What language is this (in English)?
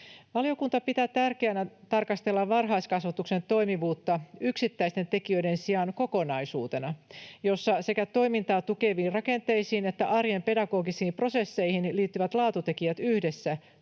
Finnish